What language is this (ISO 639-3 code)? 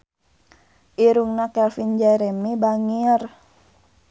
sun